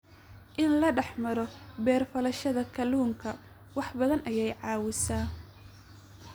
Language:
Somali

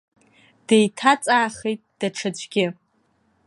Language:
Abkhazian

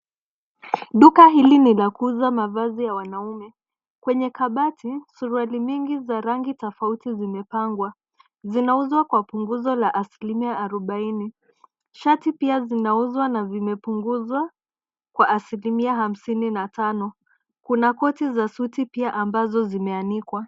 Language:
Swahili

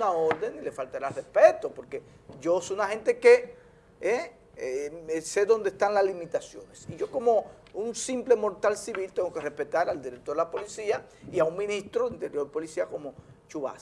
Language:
Spanish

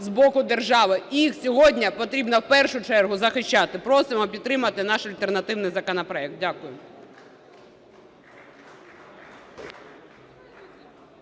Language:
Ukrainian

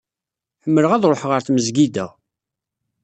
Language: Kabyle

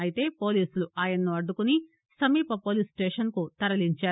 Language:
Telugu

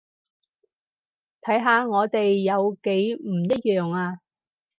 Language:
Cantonese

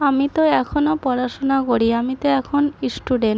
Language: Bangla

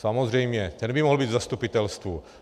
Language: Czech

